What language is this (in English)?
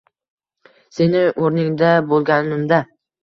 Uzbek